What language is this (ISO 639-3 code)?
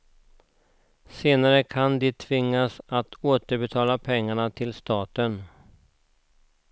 swe